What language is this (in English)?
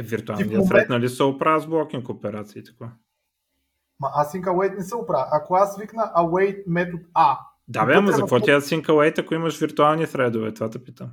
Bulgarian